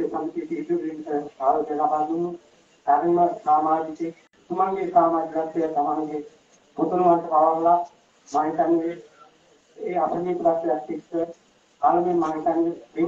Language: Turkish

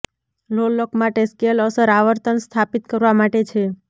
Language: Gujarati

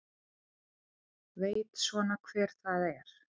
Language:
Icelandic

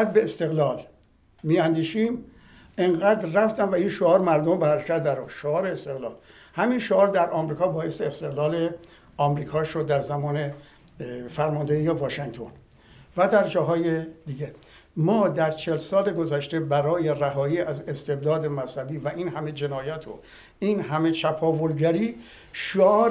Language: Persian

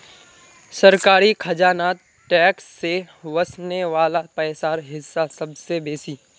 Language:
Magahi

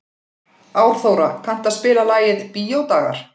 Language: Icelandic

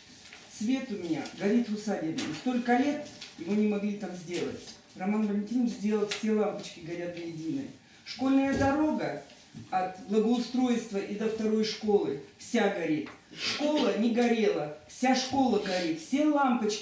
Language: Russian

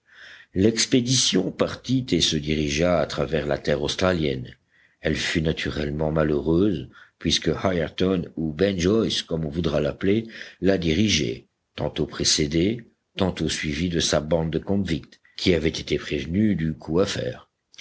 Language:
French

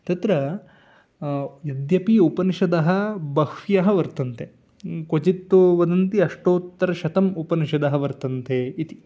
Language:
Sanskrit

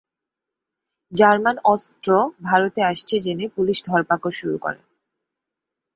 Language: Bangla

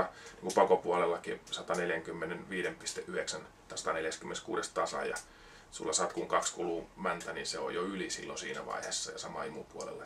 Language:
Finnish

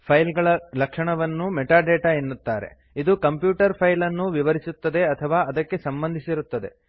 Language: Kannada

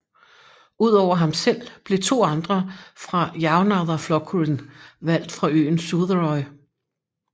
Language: Danish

